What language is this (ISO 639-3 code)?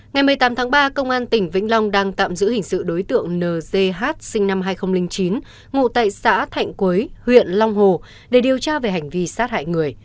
vie